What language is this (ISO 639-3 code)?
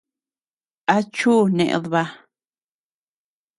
cux